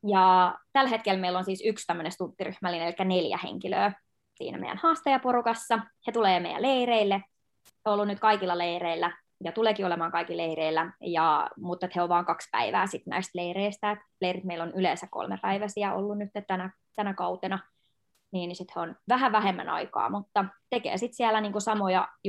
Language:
Finnish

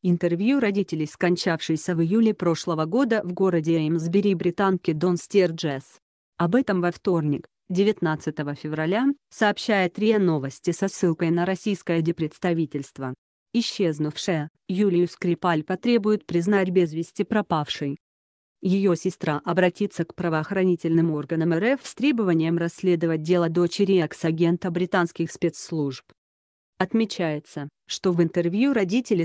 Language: Russian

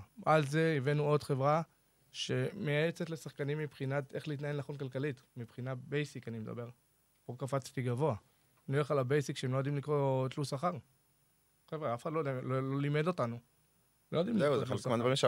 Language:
Hebrew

